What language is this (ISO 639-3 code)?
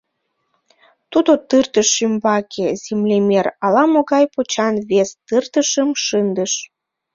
chm